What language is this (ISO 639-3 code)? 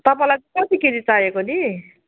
nep